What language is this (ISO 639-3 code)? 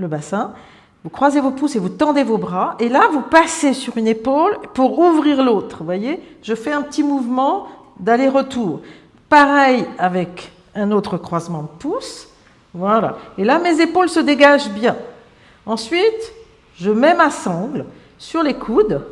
fra